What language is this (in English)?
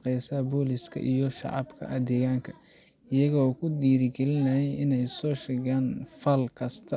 Somali